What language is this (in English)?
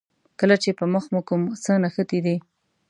Pashto